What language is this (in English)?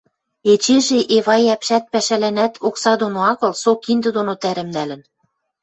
Western Mari